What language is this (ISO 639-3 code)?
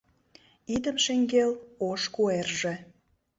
chm